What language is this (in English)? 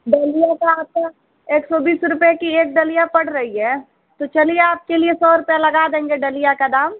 Hindi